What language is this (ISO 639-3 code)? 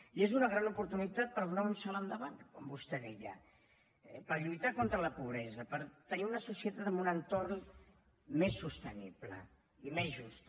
cat